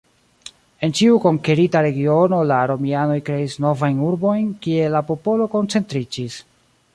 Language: Esperanto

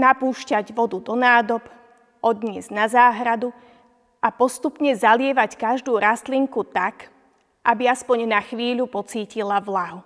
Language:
Slovak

